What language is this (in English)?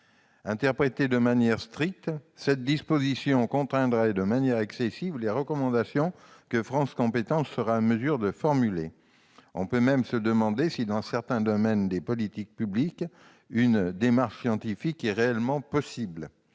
French